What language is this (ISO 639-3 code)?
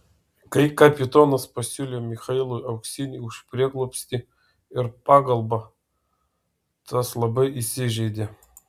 lit